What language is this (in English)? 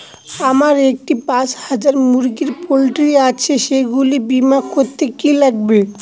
Bangla